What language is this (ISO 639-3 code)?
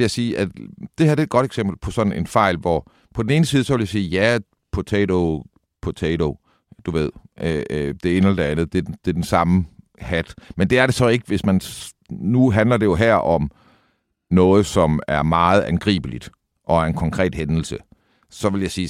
dan